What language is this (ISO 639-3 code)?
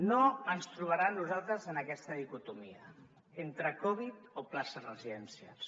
cat